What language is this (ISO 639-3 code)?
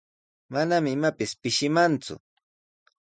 qws